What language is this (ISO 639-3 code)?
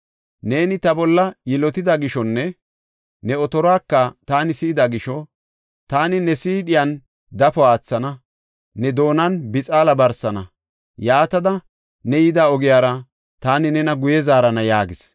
gof